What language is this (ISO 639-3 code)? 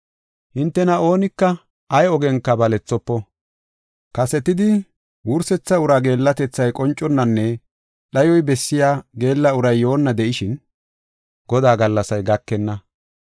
gof